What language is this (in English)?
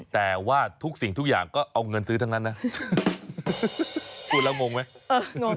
Thai